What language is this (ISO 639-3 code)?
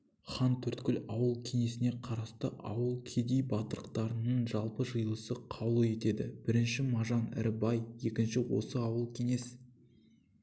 kaz